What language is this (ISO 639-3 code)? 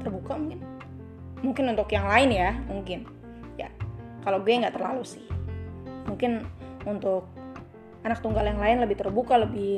ind